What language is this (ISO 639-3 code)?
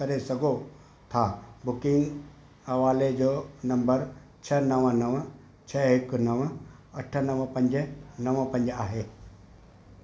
snd